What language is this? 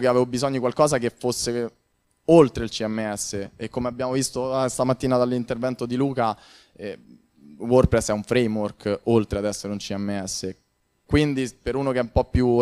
Italian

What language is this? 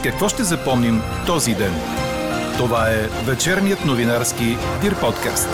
Bulgarian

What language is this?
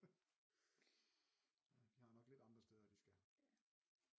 Danish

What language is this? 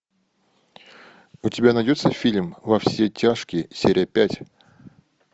Russian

